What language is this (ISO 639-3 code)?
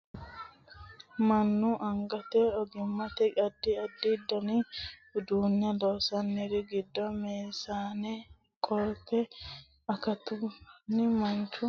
sid